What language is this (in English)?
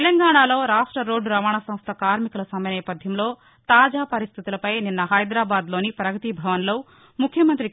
Telugu